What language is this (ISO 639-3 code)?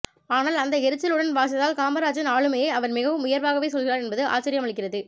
tam